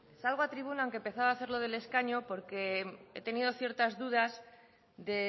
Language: Spanish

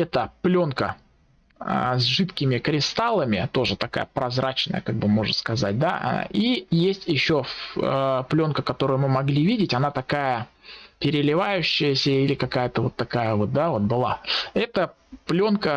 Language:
Russian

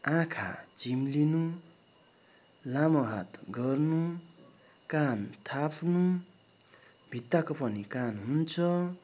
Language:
Nepali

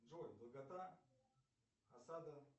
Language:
Russian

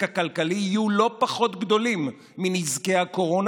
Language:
Hebrew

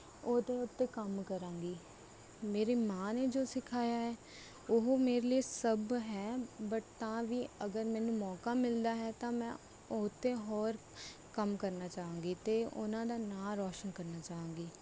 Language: Punjabi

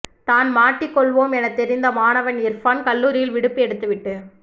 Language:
Tamil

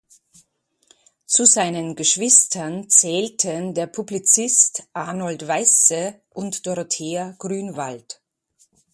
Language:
German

